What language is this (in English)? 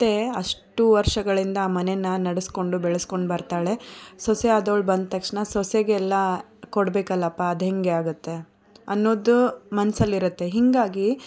Kannada